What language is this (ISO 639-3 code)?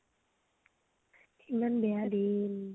asm